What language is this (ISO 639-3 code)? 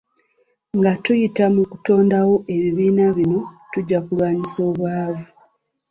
lug